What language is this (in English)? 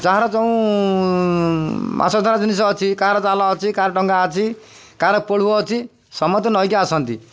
Odia